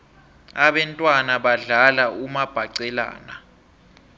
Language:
South Ndebele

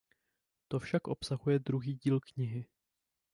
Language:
Czech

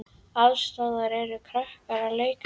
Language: Icelandic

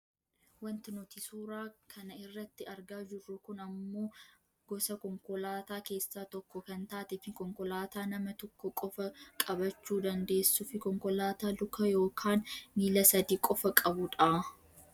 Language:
Oromo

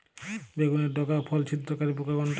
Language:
Bangla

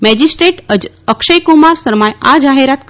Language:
Gujarati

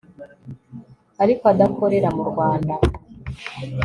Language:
Kinyarwanda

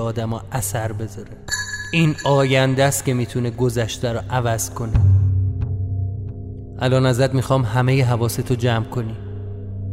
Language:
Persian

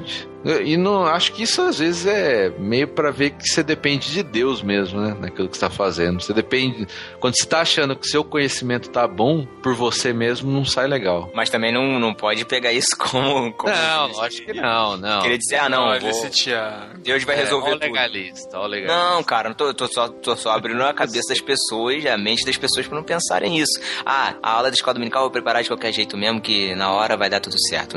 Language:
Portuguese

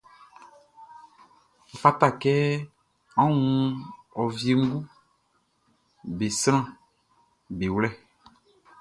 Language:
Baoulé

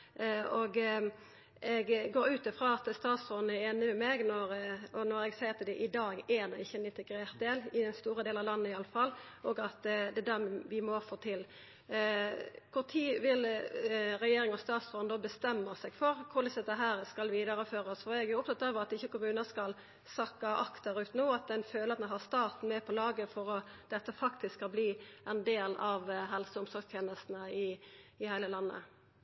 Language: Norwegian Nynorsk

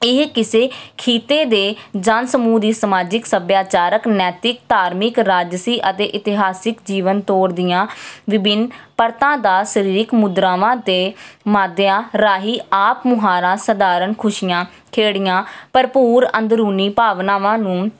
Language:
Punjabi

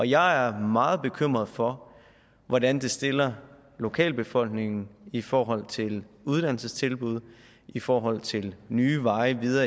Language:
Danish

